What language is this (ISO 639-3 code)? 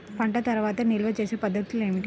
tel